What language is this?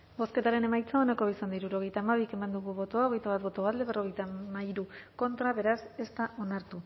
Basque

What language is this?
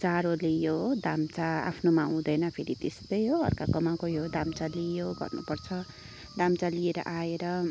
Nepali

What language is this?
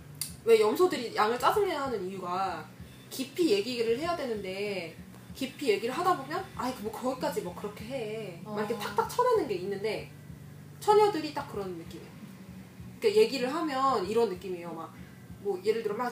Korean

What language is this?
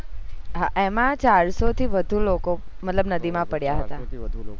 Gujarati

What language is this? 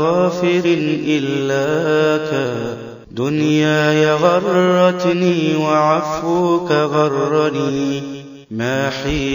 Arabic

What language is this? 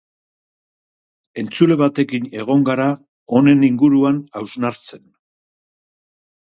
Basque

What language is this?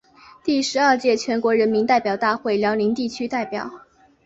Chinese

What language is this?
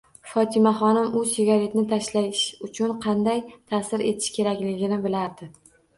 Uzbek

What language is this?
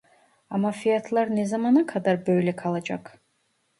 Turkish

